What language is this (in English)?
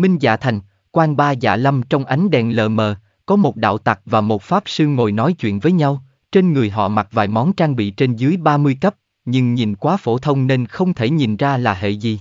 Vietnamese